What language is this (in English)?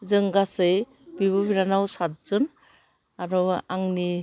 Bodo